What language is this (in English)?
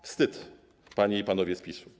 Polish